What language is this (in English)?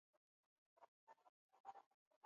Swahili